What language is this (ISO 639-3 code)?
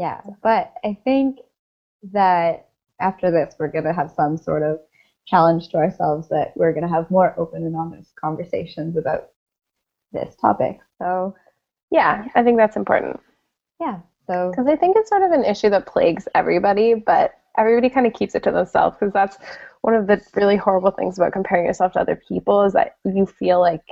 eng